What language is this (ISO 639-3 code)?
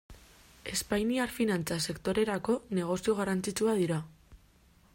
eus